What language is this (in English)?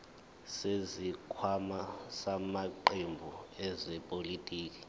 Zulu